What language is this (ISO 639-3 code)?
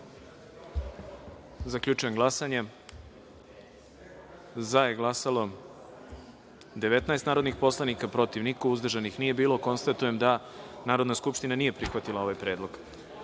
srp